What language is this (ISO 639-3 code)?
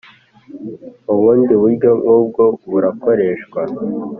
kin